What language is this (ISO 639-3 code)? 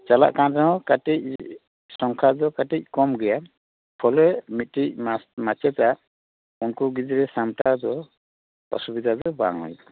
sat